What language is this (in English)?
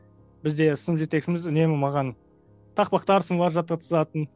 Kazakh